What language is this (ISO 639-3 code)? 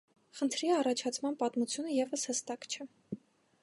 hye